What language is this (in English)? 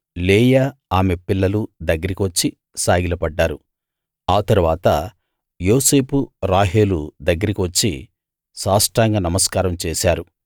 Telugu